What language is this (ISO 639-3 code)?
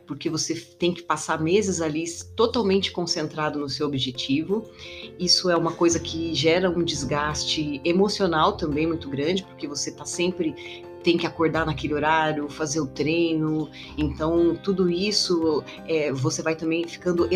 por